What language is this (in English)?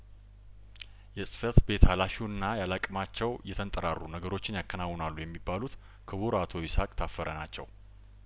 Amharic